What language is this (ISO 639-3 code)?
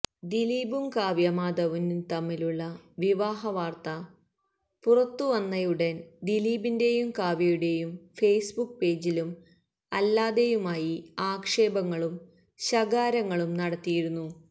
mal